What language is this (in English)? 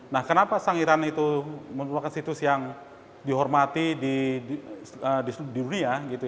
Indonesian